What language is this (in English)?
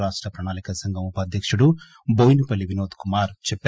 Telugu